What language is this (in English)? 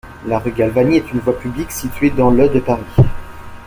French